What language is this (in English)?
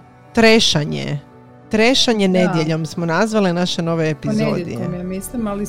Croatian